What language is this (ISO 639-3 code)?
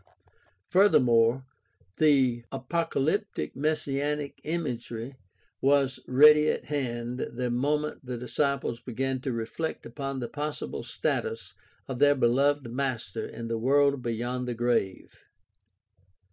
eng